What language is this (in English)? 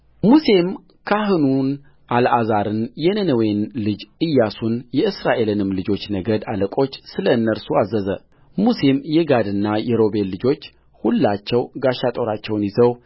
Amharic